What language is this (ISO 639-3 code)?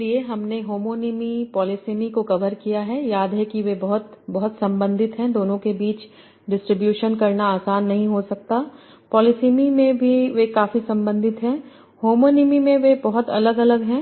hin